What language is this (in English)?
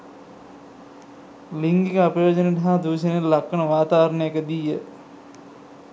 Sinhala